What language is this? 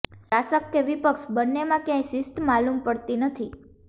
Gujarati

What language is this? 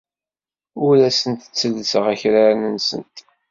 Kabyle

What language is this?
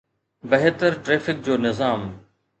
Sindhi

